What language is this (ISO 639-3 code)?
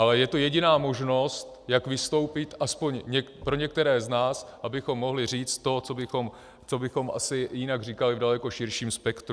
ces